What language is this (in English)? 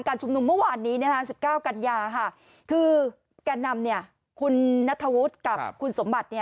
Thai